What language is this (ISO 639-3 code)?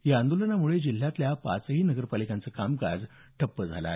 mar